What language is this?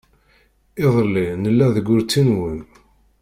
Kabyle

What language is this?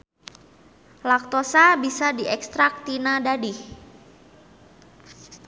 Sundanese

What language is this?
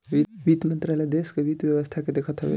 Bhojpuri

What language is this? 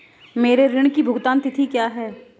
Hindi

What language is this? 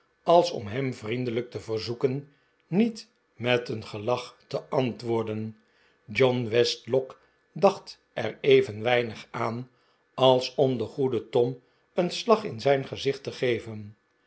Dutch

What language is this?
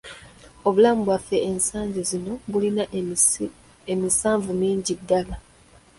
Ganda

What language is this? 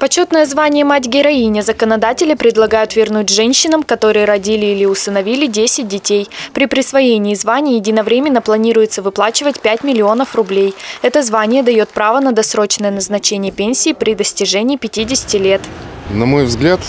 Russian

